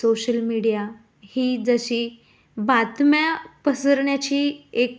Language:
Marathi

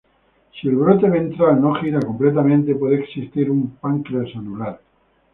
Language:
Spanish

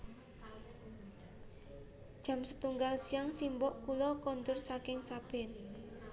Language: Javanese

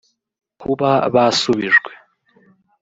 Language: Kinyarwanda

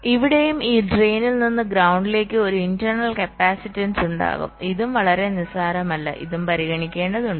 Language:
Malayalam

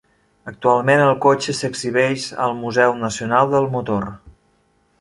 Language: Catalan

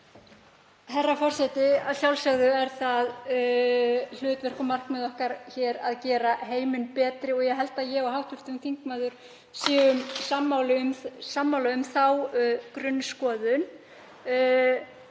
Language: Icelandic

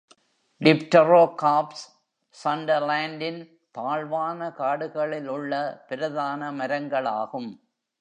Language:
Tamil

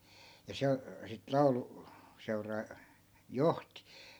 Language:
Finnish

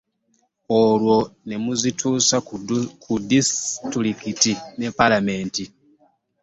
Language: Ganda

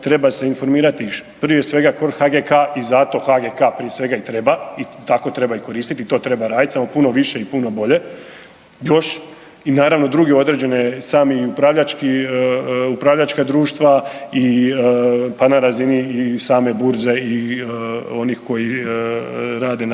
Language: Croatian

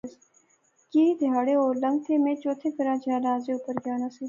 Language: Pahari-Potwari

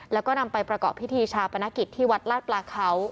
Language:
Thai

